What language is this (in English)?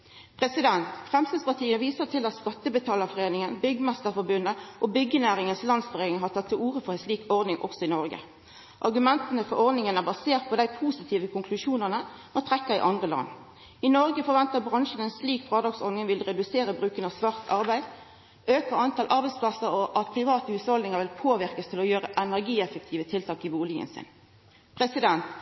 Norwegian Nynorsk